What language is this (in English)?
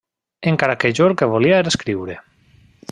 Catalan